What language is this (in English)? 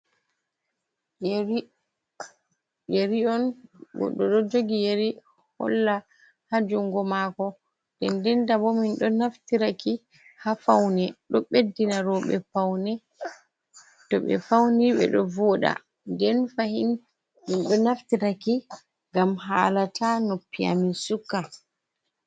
Fula